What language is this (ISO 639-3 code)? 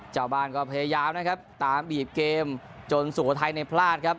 tha